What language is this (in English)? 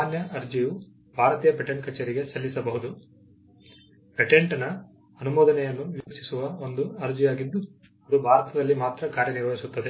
Kannada